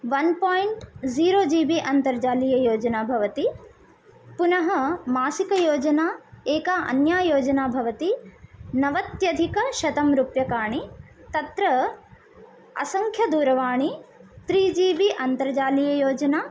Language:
Sanskrit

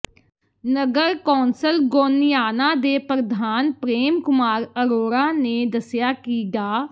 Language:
Punjabi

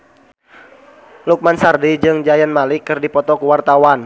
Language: Sundanese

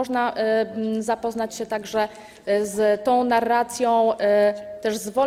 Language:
Polish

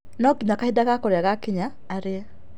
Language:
Kikuyu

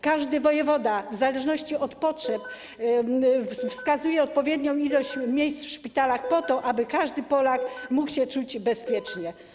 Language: Polish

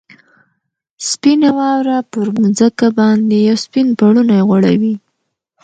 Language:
Pashto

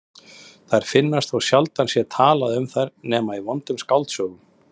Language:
Icelandic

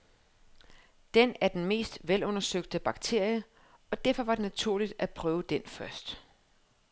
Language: Danish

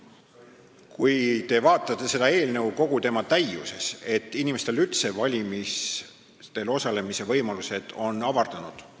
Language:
Estonian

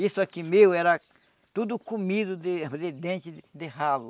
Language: Portuguese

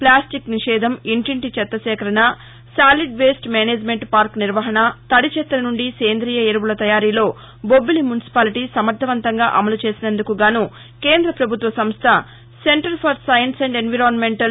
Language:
Telugu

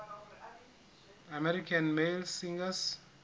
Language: Southern Sotho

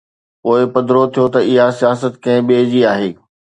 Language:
Sindhi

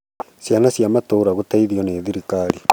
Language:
Kikuyu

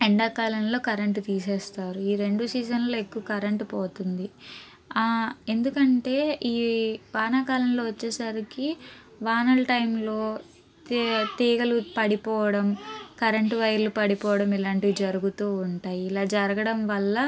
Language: Telugu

